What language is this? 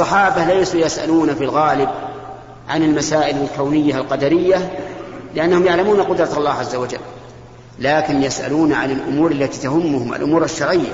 Arabic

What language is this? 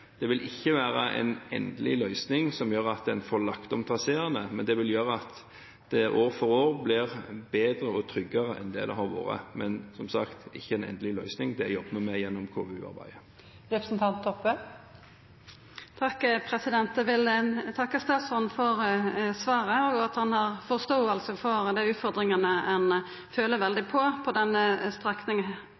Norwegian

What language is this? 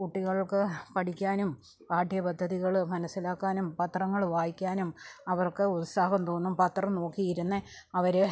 Malayalam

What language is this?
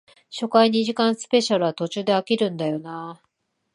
Japanese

